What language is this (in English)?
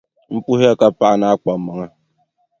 Dagbani